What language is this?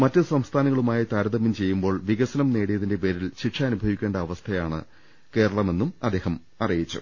Malayalam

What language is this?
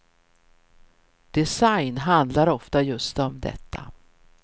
Swedish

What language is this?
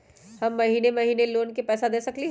Magahi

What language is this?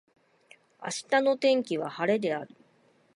Japanese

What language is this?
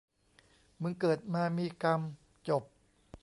Thai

